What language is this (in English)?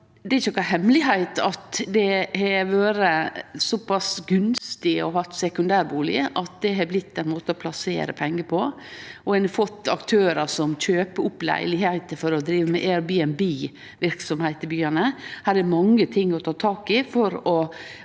Norwegian